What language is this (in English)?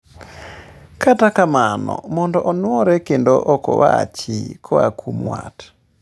Luo (Kenya and Tanzania)